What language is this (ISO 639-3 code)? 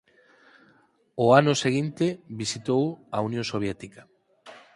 glg